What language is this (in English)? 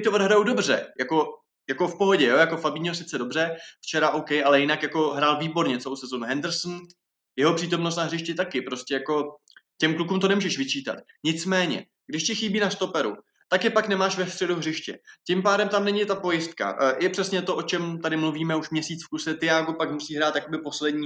Czech